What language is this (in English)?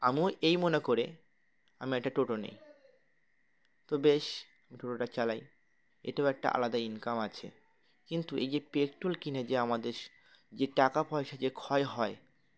Bangla